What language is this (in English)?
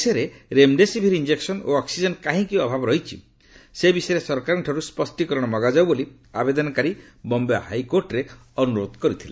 Odia